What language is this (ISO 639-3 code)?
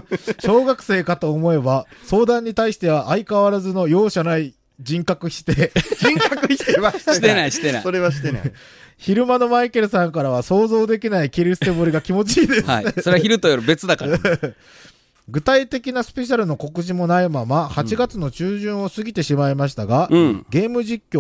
jpn